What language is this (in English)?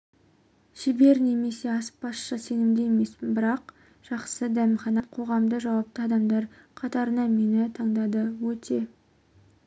Kazakh